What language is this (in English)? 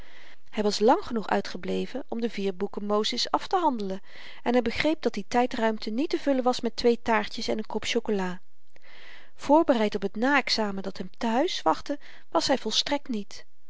Dutch